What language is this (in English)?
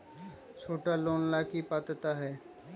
Magahi